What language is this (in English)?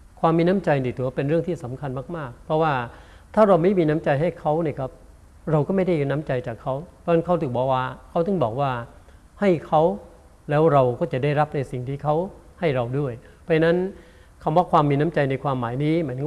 Thai